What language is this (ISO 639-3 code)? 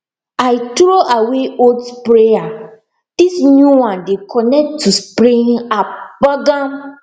pcm